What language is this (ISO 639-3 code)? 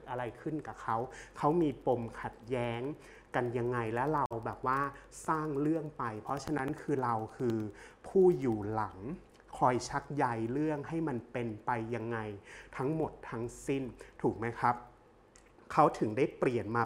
tha